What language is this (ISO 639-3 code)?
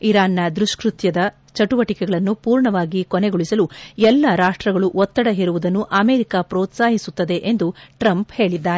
kan